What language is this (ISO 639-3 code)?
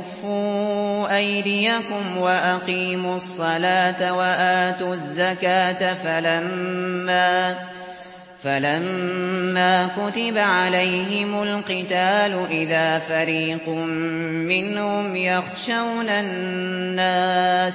ara